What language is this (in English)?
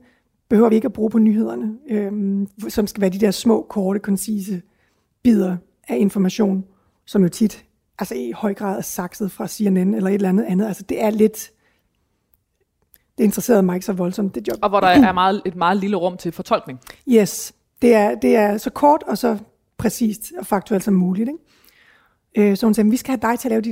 Danish